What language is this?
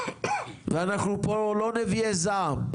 Hebrew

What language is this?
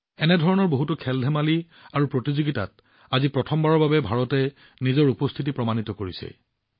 Assamese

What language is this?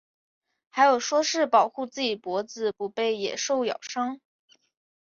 Chinese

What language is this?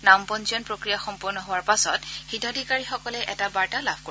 Assamese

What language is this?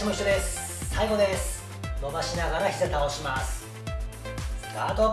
Japanese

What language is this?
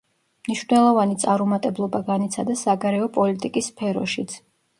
Georgian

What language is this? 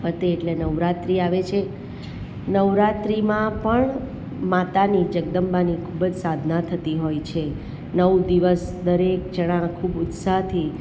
Gujarati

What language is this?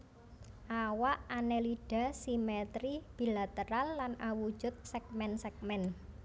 Javanese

